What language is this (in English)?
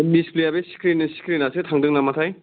Bodo